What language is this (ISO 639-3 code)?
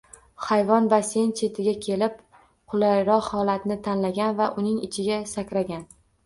uzb